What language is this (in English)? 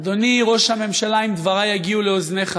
Hebrew